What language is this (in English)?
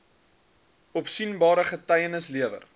Afrikaans